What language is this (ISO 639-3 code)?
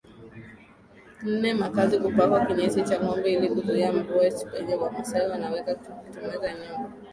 swa